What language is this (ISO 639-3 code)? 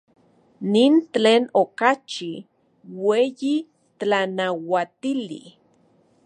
ncx